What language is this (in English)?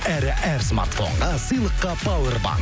Kazakh